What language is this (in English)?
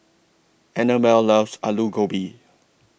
English